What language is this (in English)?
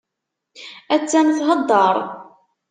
Kabyle